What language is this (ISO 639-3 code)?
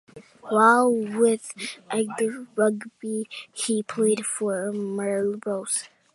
eng